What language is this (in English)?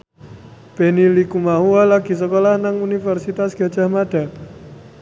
Javanese